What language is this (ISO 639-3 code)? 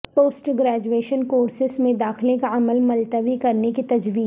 urd